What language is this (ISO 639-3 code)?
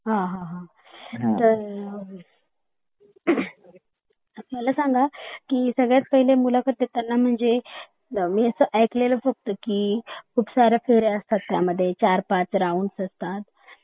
mar